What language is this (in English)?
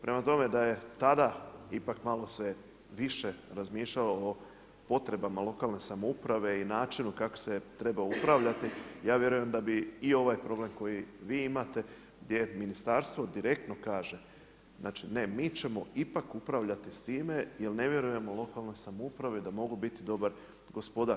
Croatian